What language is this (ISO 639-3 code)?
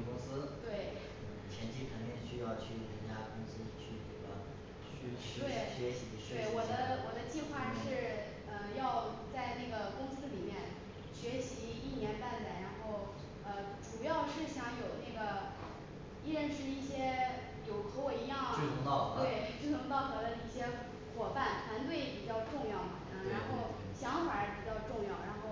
zho